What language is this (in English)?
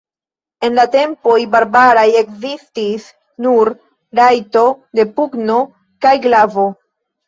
Esperanto